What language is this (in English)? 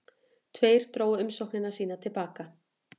Icelandic